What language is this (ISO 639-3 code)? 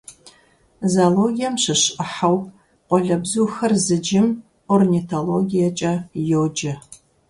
kbd